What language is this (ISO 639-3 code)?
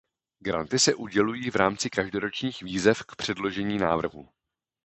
ces